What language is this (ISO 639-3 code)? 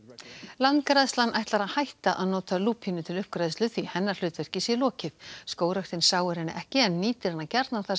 isl